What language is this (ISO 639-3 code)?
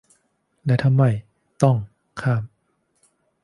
tha